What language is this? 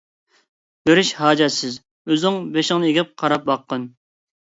Uyghur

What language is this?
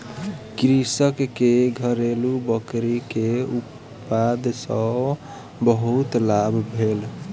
Maithili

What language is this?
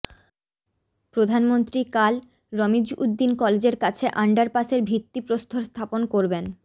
Bangla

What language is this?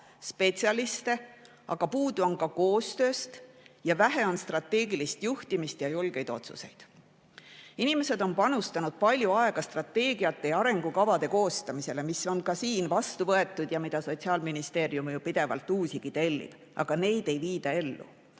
Estonian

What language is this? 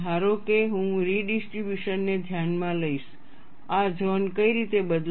Gujarati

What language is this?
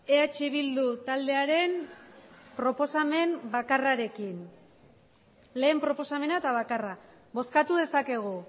Basque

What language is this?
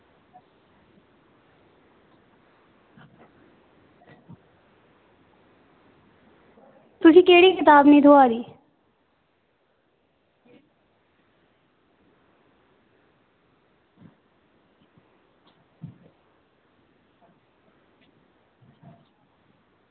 Dogri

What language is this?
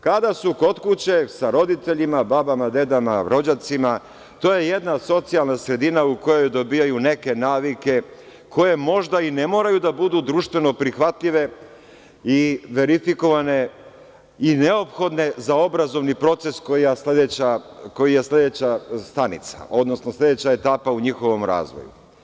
Serbian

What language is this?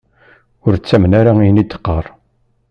Kabyle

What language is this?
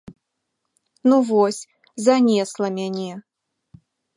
Belarusian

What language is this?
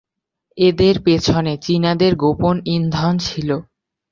Bangla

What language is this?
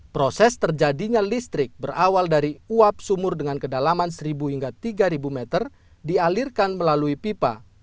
Indonesian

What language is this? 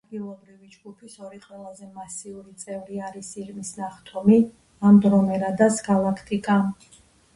Georgian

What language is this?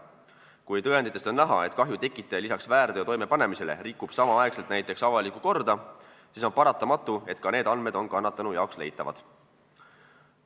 Estonian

